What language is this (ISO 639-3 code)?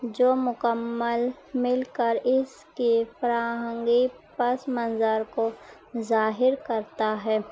urd